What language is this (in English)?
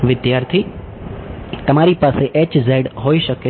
Gujarati